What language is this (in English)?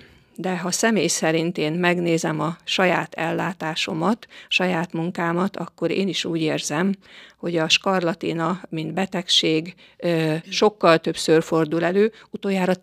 Hungarian